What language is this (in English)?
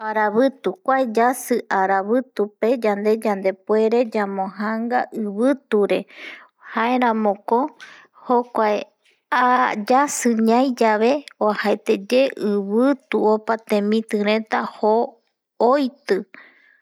Eastern Bolivian Guaraní